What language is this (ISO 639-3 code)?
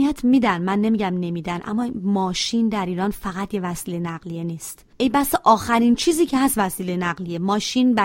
fas